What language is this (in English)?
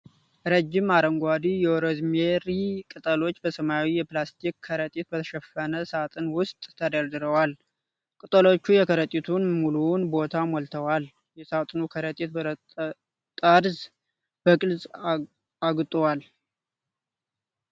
Amharic